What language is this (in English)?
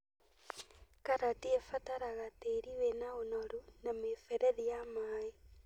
Kikuyu